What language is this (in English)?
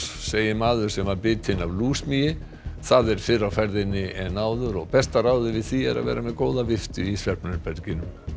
Icelandic